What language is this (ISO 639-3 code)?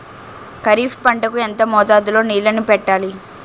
tel